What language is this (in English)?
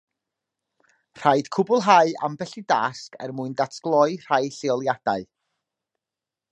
Welsh